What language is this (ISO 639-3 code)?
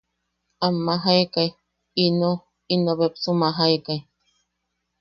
yaq